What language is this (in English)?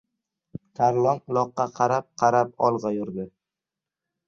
Uzbek